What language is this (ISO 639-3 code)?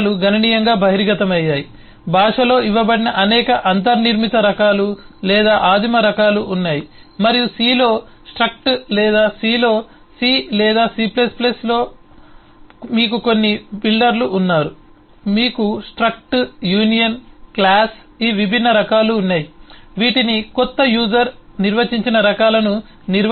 tel